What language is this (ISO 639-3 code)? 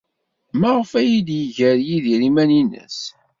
kab